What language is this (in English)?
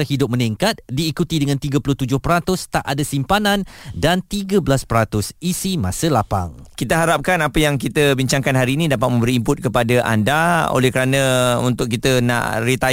Malay